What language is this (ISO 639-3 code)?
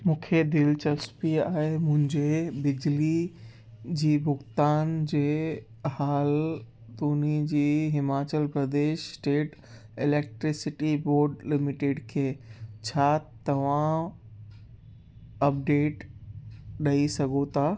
snd